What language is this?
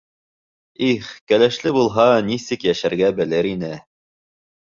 Bashkir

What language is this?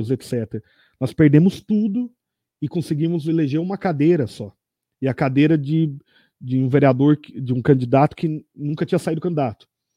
Portuguese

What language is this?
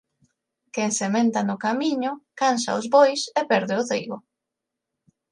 Galician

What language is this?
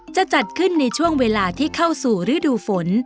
Thai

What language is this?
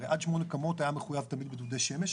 Hebrew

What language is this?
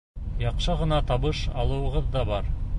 Bashkir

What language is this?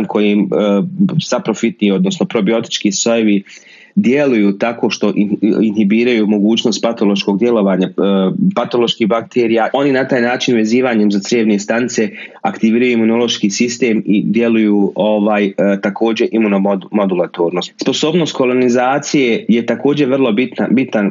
Croatian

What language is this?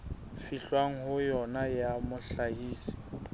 Southern Sotho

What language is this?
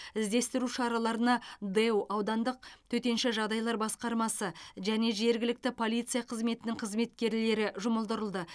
Kazakh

